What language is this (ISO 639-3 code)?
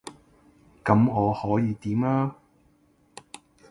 yue